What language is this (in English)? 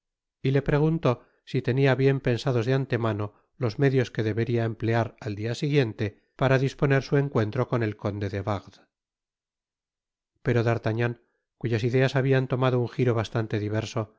Spanish